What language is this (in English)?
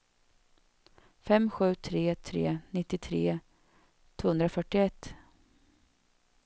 Swedish